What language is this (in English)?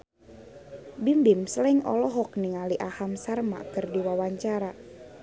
Sundanese